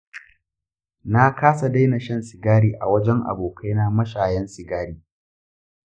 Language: Hausa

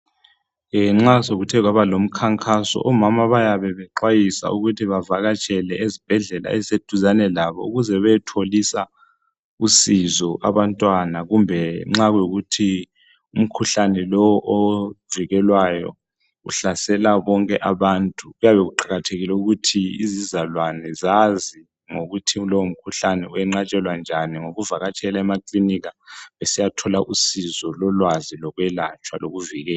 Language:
North Ndebele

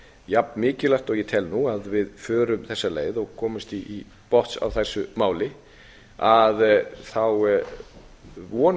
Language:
Icelandic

